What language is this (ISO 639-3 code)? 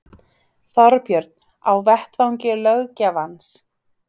isl